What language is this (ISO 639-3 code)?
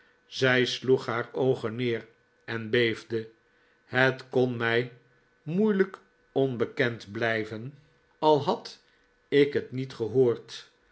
nld